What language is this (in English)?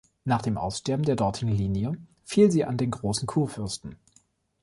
German